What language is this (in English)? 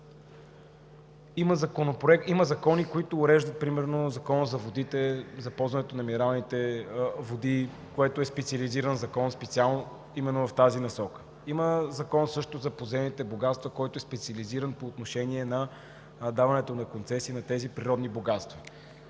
Bulgarian